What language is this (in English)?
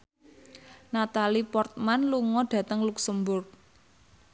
Javanese